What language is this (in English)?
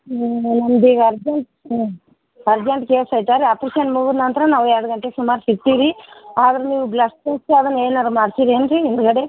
Kannada